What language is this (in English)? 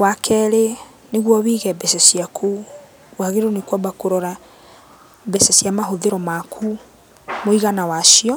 Kikuyu